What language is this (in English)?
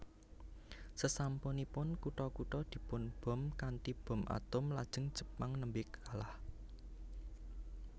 Javanese